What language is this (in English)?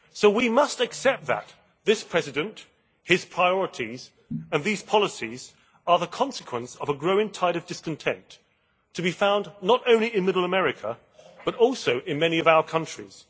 English